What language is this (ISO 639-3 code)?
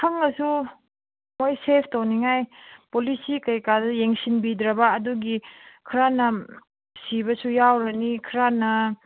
mni